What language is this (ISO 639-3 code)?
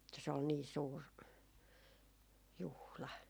fin